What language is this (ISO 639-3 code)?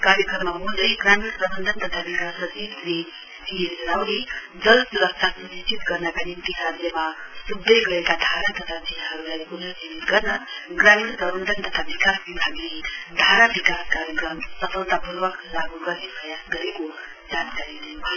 nep